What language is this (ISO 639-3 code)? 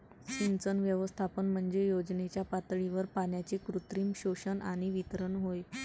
mar